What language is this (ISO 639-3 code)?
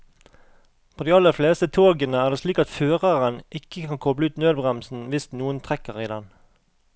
nor